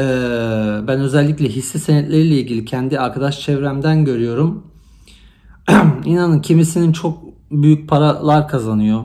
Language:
Turkish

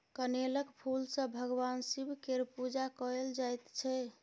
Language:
Maithili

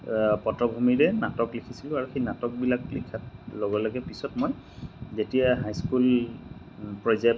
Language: Assamese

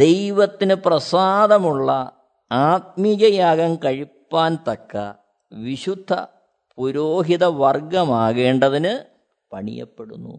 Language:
Malayalam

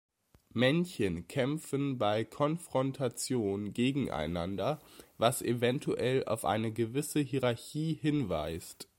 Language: German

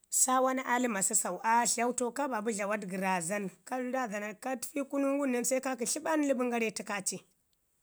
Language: Ngizim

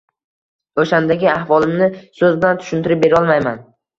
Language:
Uzbek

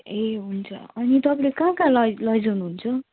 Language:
Nepali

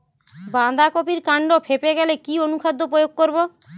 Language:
Bangla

